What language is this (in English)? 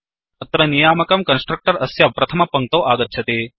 Sanskrit